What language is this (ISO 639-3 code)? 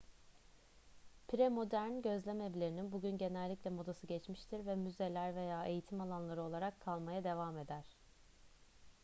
tur